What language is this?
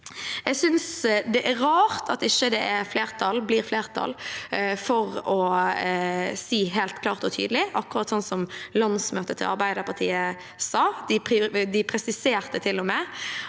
Norwegian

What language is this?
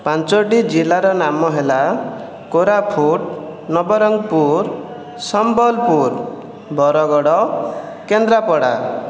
Odia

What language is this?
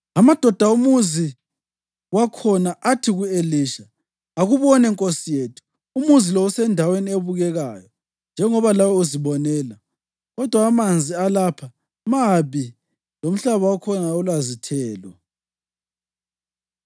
North Ndebele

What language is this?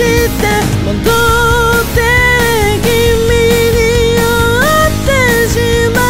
Romanian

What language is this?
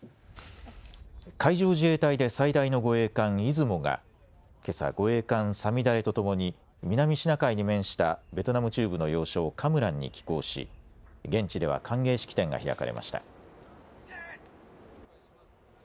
Japanese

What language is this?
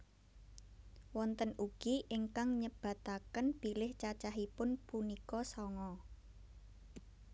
Javanese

